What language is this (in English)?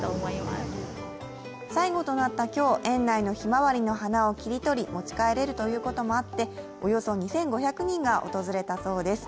Japanese